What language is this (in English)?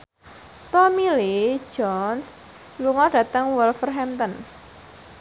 Javanese